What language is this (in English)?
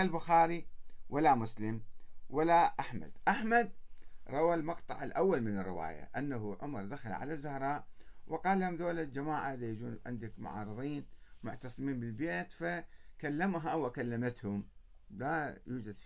Arabic